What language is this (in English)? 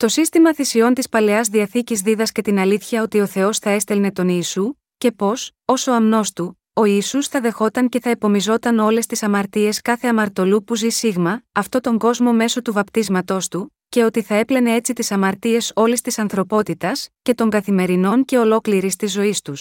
Greek